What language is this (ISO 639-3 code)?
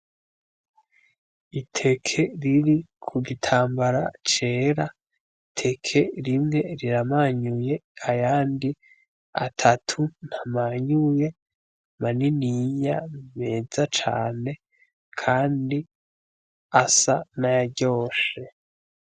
run